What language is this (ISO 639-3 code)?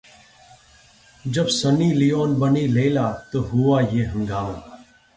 hin